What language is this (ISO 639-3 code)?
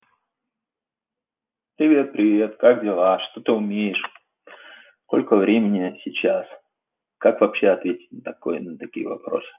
rus